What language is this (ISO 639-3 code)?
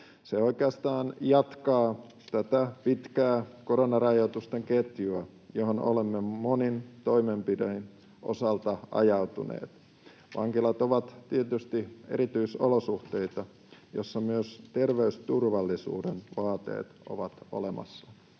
fin